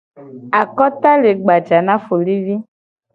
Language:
Gen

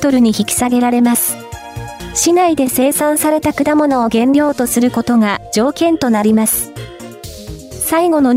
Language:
Japanese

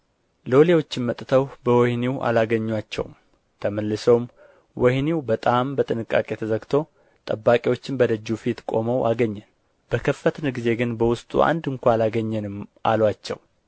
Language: Amharic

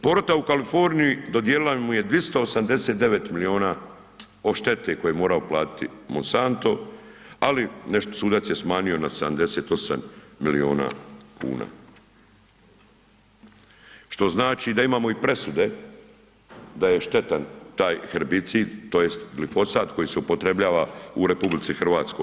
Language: Croatian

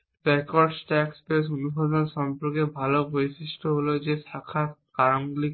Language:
Bangla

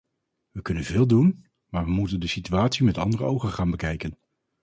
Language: Dutch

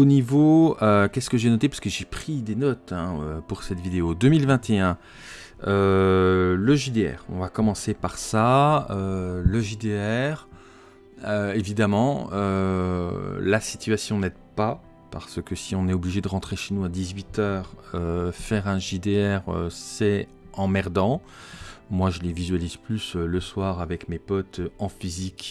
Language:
French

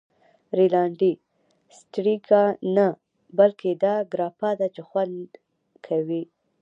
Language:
Pashto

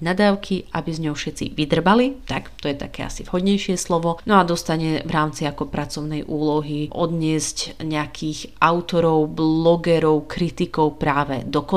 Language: Slovak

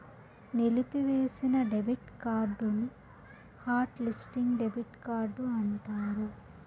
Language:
Telugu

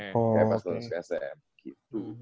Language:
Indonesian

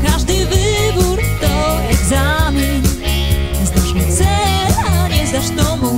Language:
Romanian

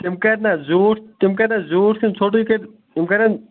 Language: Kashmiri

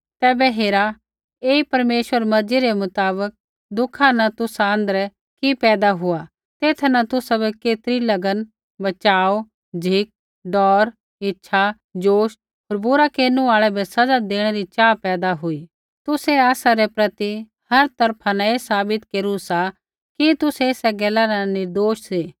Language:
Kullu Pahari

